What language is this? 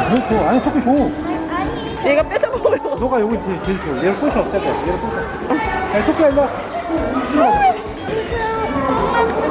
Korean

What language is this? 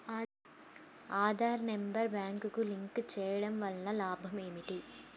Telugu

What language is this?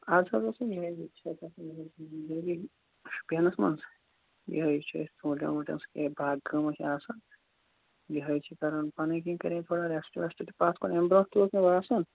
Kashmiri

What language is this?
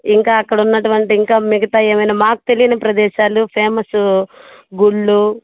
Telugu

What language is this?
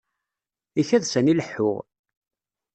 Kabyle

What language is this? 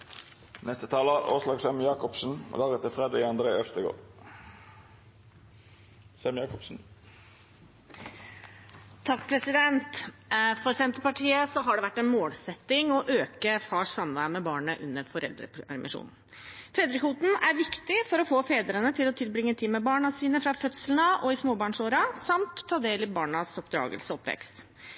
Norwegian Bokmål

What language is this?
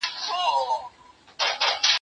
Pashto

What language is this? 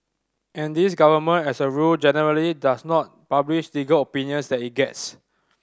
English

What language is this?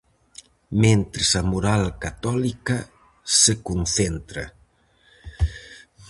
Galician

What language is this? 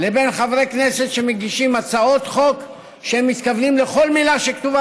Hebrew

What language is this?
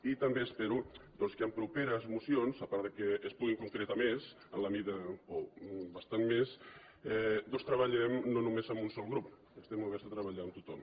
Catalan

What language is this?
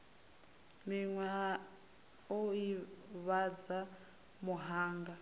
Venda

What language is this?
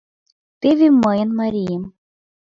Mari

